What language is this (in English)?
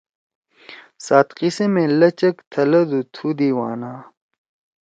Torwali